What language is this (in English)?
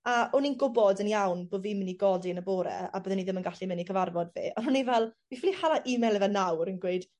Welsh